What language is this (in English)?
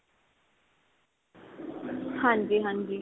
Punjabi